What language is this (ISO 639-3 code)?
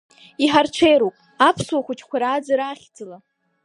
abk